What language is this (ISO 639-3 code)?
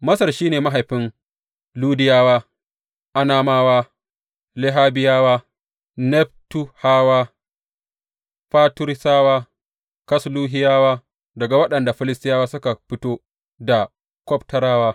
hau